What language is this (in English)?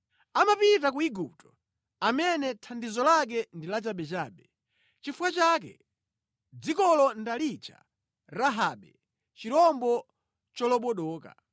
Nyanja